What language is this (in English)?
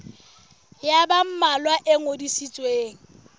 Southern Sotho